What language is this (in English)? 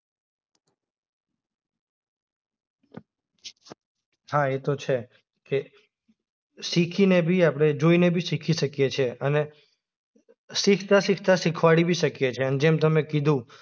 Gujarati